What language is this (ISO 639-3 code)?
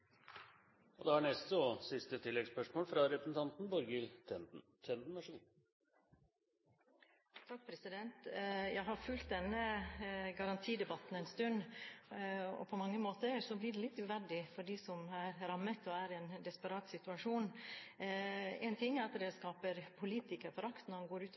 nor